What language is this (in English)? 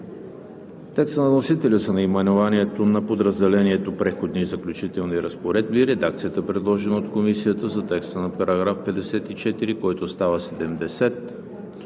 Bulgarian